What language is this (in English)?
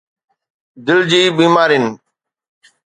Sindhi